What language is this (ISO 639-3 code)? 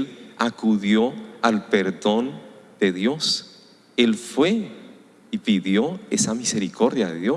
spa